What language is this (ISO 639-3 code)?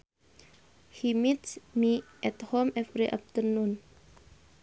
sun